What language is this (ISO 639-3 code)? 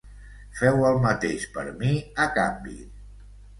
cat